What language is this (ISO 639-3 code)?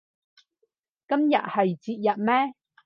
yue